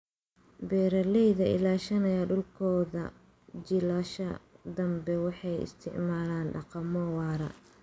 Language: Somali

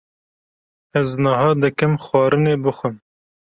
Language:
Kurdish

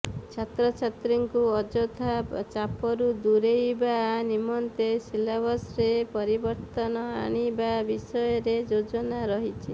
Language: Odia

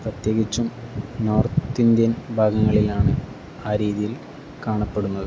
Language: Malayalam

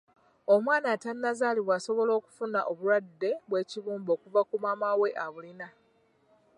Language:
Ganda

